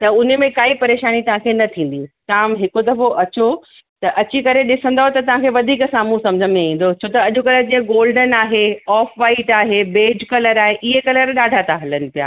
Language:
Sindhi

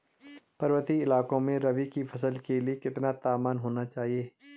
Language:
Hindi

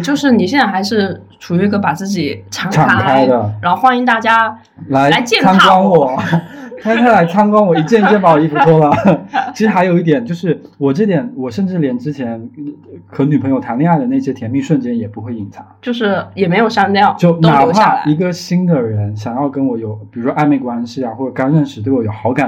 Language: Chinese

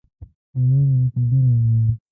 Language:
Pashto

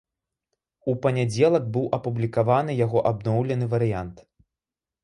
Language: Belarusian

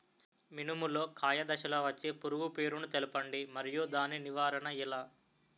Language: Telugu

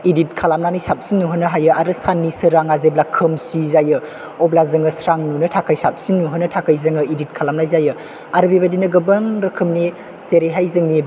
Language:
Bodo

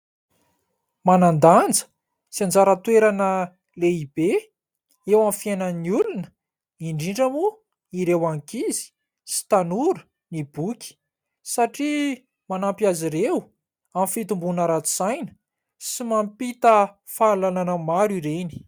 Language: Malagasy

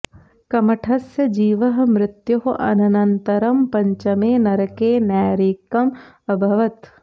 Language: Sanskrit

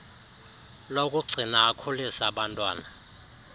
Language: Xhosa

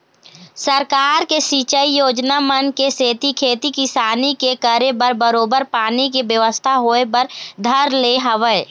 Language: Chhattisgarhi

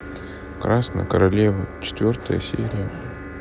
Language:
Russian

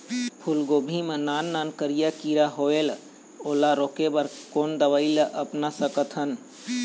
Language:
Chhattisgarhi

